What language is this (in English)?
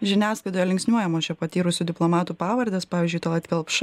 Lithuanian